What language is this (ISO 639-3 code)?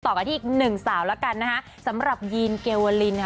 tha